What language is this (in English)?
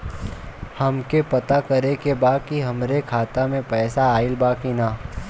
Bhojpuri